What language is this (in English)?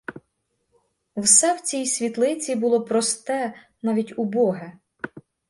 Ukrainian